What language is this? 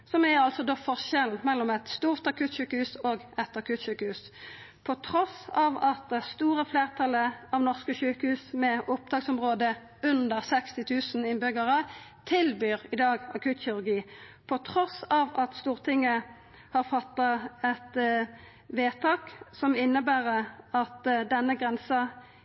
Norwegian Nynorsk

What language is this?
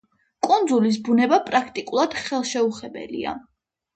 Georgian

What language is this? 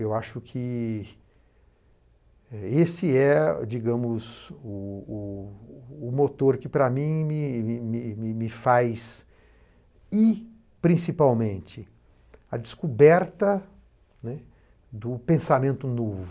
Portuguese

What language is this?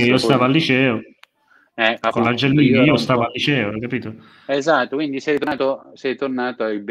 Italian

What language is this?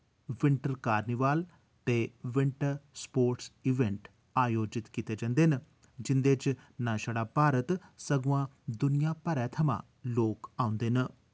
Dogri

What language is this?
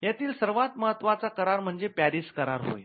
Marathi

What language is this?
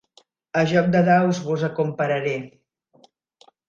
Catalan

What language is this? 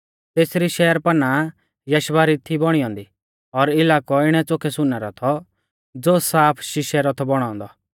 Mahasu Pahari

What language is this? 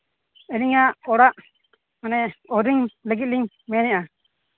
Santali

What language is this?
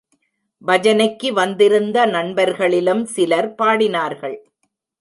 Tamil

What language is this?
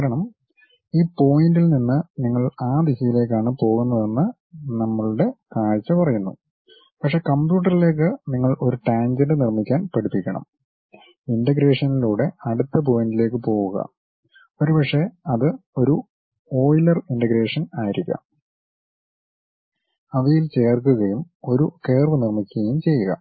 Malayalam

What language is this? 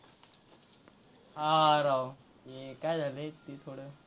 Marathi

